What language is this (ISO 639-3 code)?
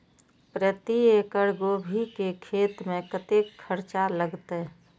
mai